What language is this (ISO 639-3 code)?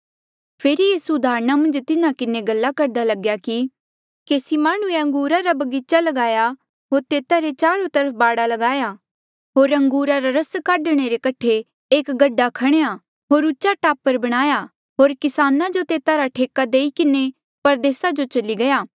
mjl